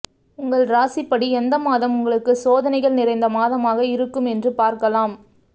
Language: Tamil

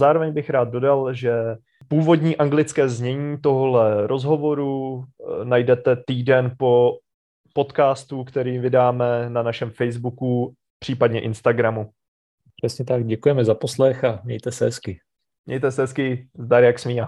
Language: Czech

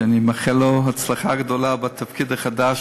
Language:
Hebrew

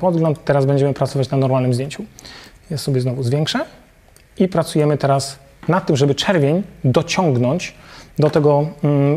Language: Polish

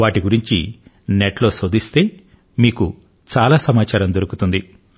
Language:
Telugu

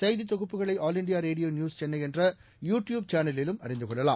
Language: Tamil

